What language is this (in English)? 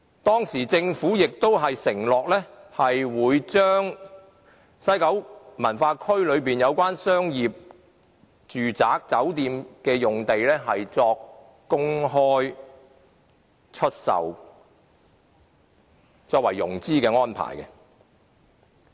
Cantonese